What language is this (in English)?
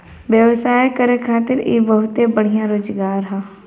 Bhojpuri